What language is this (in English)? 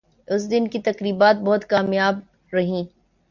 Urdu